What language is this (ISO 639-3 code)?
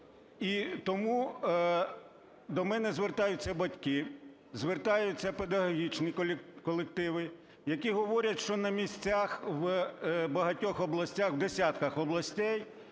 ukr